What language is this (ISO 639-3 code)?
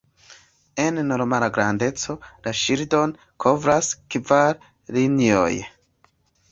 epo